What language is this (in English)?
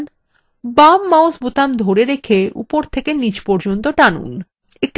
Bangla